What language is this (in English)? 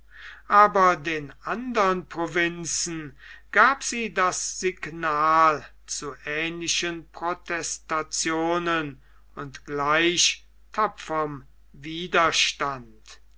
German